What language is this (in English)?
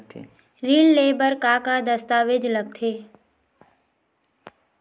Chhattisgarhi